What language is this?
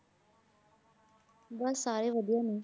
Punjabi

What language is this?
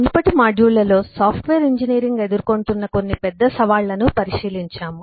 Telugu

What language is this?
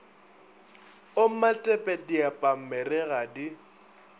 Northern Sotho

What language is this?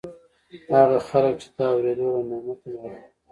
Pashto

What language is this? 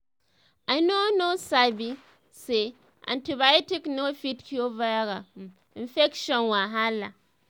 Nigerian Pidgin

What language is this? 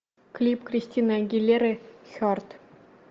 Russian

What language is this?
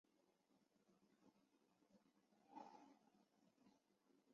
Chinese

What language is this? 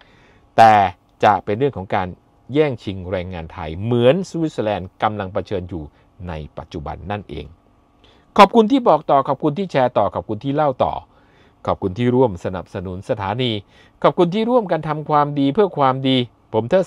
Thai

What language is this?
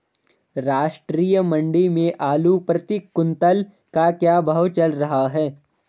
Hindi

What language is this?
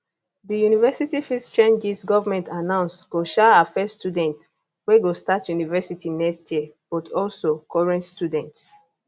Nigerian Pidgin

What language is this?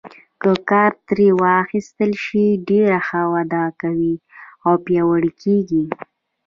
Pashto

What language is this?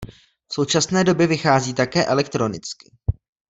Czech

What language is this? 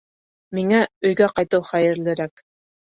Bashkir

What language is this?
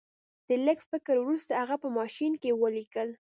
Pashto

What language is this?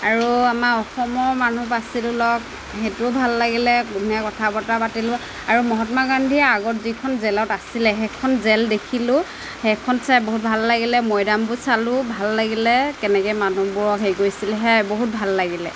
Assamese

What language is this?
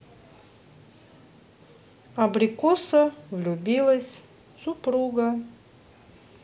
Russian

